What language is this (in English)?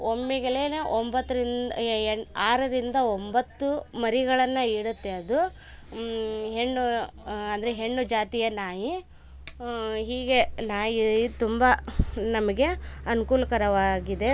Kannada